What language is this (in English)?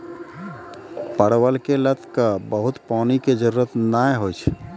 Maithili